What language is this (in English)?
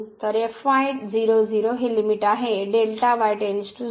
Marathi